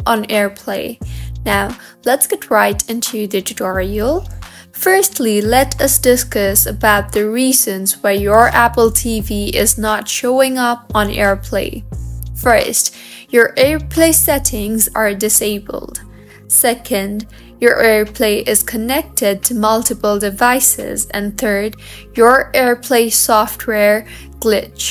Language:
English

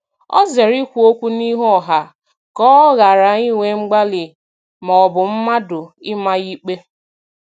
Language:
Igbo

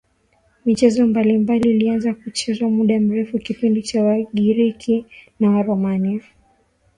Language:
Swahili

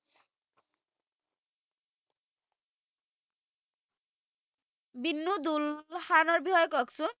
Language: Assamese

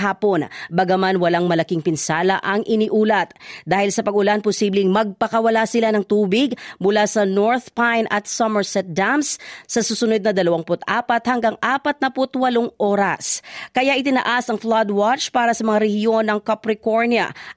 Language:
Filipino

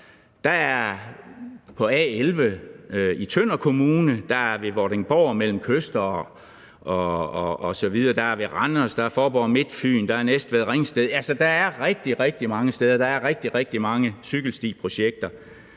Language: Danish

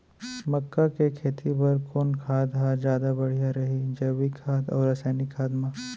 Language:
Chhattisgarhi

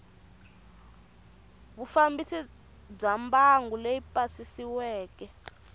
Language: Tsonga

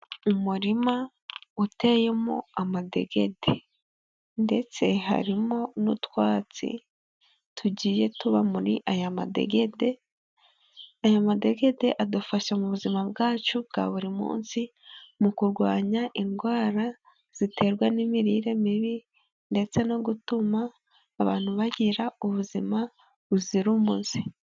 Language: Kinyarwanda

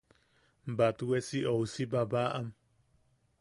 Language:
Yaqui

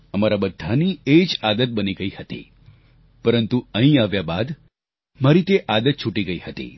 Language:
Gujarati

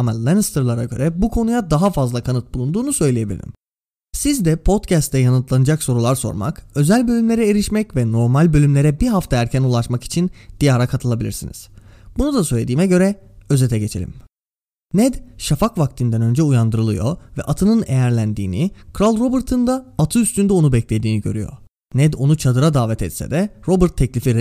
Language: Turkish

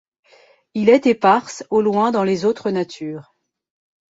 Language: French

